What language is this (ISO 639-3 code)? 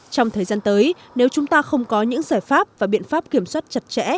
vie